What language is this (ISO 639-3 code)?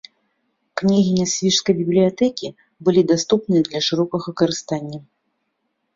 bel